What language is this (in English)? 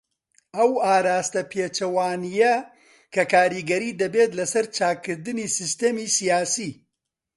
Central Kurdish